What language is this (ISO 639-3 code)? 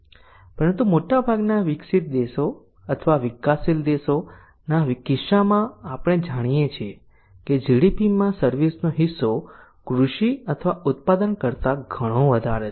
guj